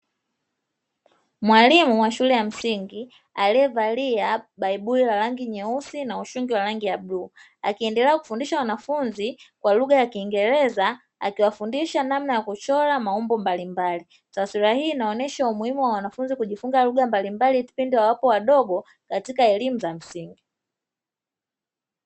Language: Swahili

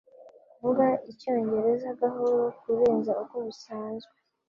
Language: Kinyarwanda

